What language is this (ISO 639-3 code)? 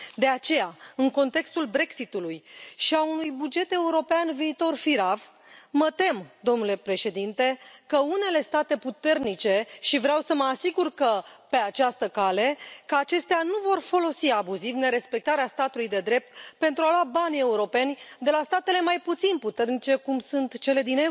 ron